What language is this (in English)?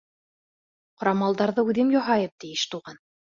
Bashkir